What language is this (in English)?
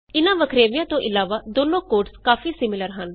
Punjabi